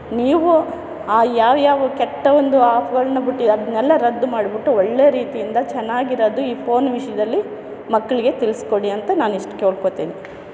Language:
Kannada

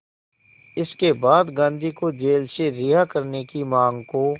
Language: Hindi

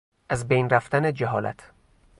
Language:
Persian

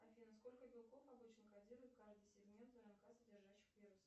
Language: Russian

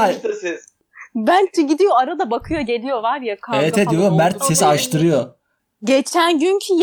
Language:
Turkish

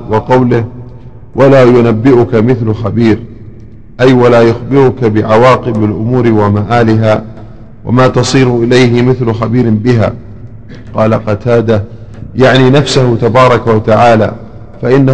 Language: Arabic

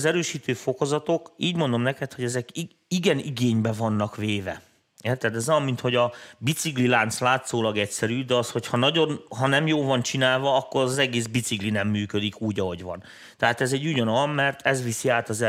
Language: Hungarian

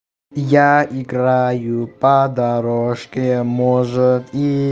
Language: Russian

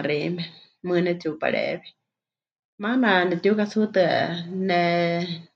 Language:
Huichol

